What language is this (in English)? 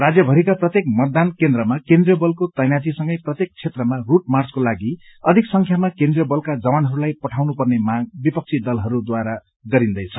Nepali